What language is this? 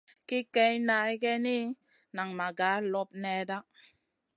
Masana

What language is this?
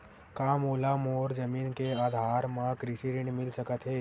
Chhattisgarhi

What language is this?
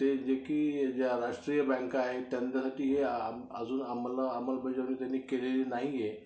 Marathi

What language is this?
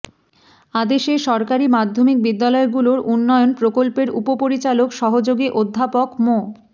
Bangla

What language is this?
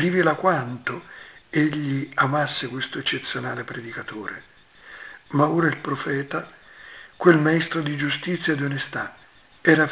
Italian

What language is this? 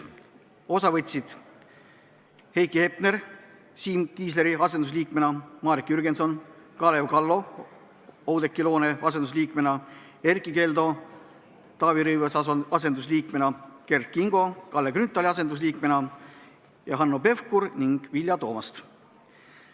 Estonian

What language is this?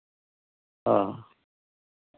Santali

